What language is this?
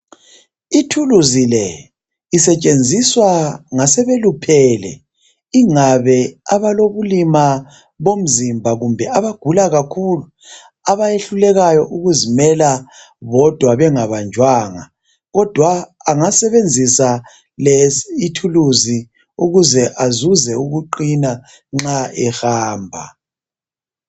North Ndebele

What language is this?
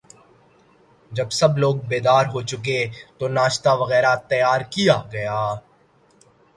Urdu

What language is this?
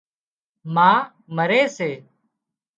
Wadiyara Koli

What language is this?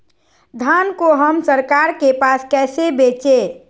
Magahi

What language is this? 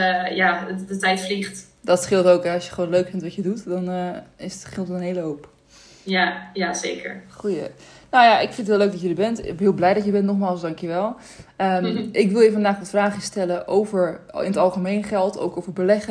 Dutch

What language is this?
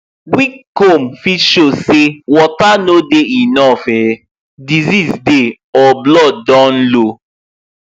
Nigerian Pidgin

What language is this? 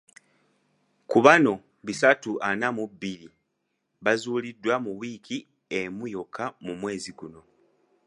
Ganda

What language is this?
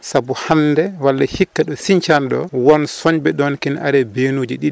Fula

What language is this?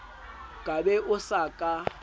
Southern Sotho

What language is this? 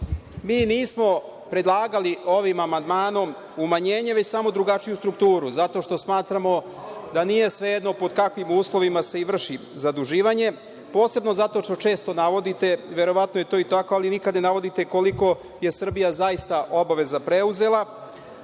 Serbian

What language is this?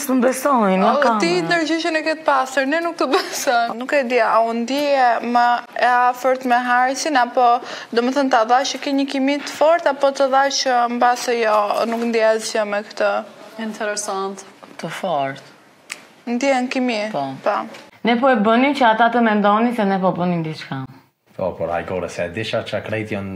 Romanian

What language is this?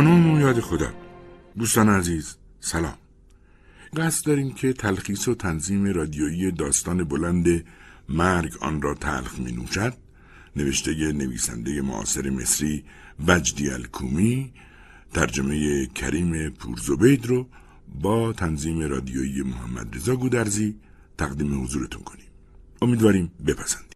Persian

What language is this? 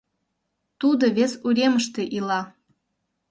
Mari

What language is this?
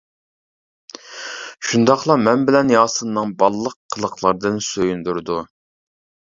Uyghur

